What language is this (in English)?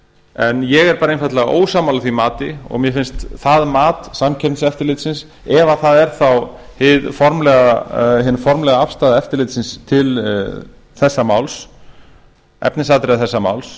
Icelandic